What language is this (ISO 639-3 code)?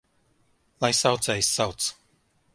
lav